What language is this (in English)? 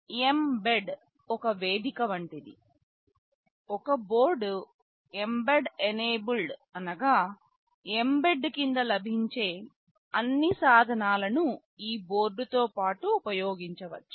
Telugu